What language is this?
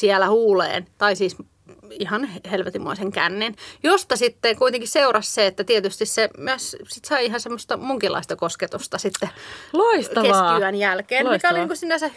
Finnish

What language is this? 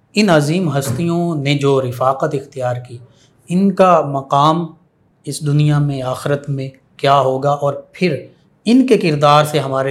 Urdu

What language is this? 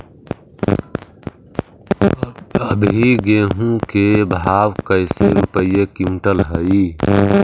Magahi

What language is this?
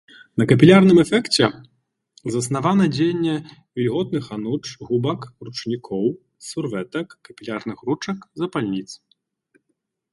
Belarusian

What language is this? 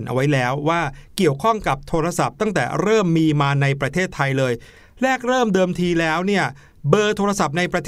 Thai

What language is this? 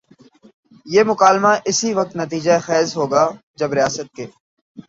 Urdu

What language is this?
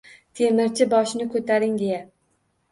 Uzbek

